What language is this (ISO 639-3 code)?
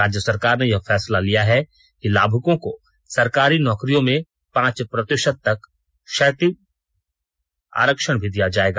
hin